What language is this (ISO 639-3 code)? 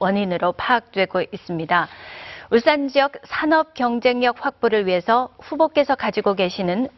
kor